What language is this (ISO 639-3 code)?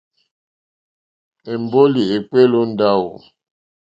bri